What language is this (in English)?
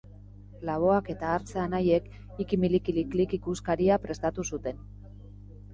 Basque